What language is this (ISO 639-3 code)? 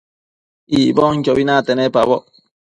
mcf